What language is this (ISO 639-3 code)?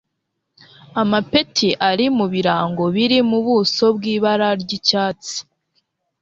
kin